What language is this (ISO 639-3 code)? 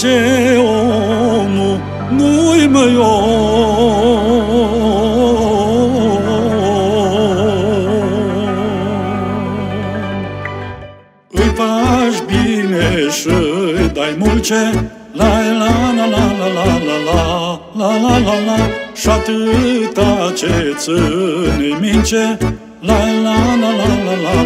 ron